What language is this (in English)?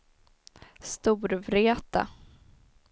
Swedish